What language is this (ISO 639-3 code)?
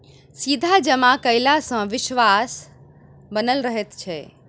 mai